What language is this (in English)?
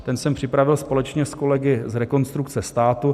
Czech